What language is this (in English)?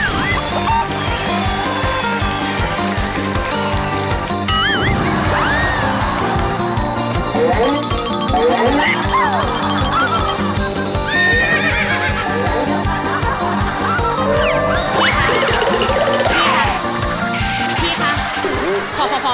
Thai